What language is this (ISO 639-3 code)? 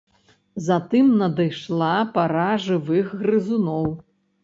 bel